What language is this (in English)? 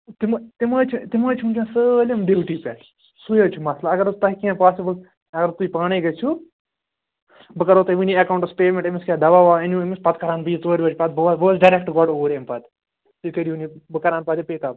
Kashmiri